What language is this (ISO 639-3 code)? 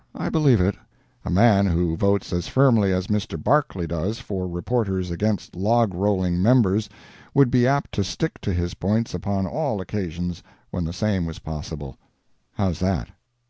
eng